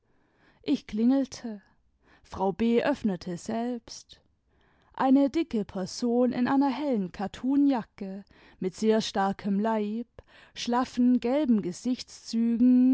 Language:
German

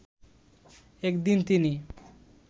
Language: Bangla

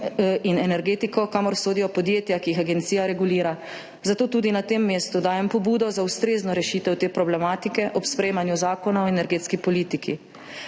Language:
Slovenian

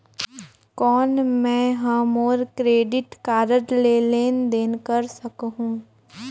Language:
Chhattisgarhi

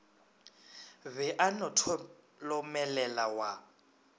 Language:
Northern Sotho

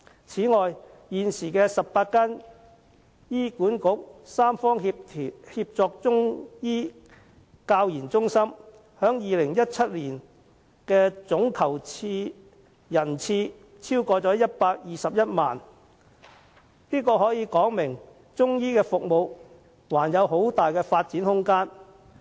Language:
Cantonese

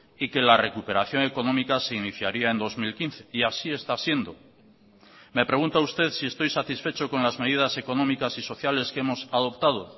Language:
Spanish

